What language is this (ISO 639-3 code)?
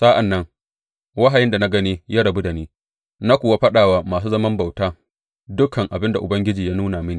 hau